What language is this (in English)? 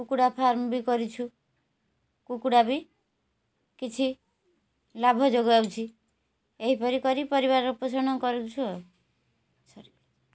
Odia